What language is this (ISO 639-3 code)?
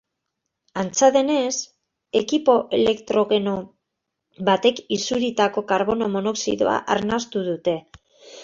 eus